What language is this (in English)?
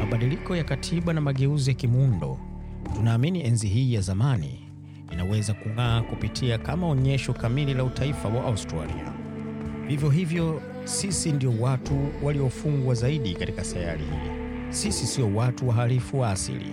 Swahili